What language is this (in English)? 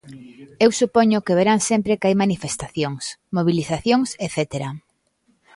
Galician